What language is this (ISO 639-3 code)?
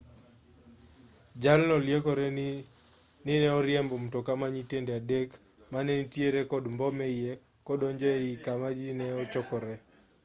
luo